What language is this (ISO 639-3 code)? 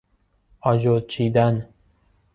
fas